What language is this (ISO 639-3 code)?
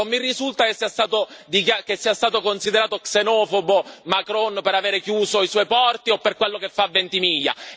ita